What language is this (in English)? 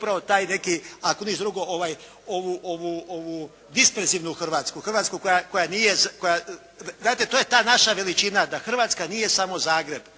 Croatian